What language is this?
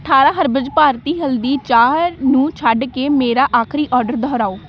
Punjabi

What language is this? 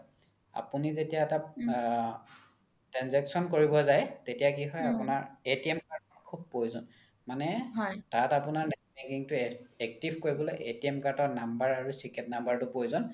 Assamese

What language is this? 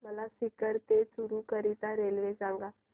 Marathi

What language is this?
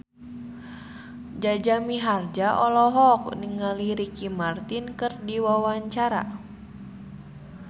Sundanese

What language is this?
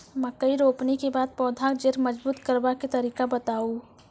Maithili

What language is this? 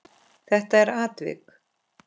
Icelandic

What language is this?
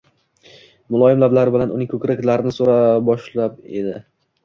Uzbek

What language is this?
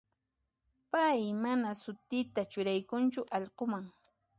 Puno Quechua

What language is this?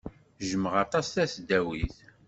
Kabyle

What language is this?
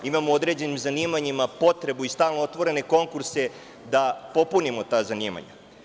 Serbian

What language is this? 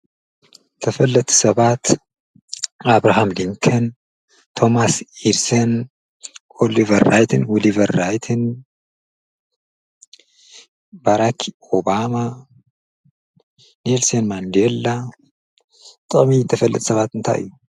Tigrinya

